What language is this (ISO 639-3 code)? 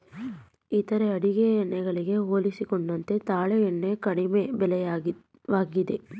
kan